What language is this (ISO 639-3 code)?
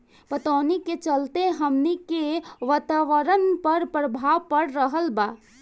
bho